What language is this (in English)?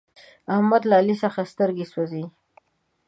Pashto